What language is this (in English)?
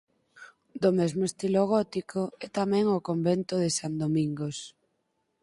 Galician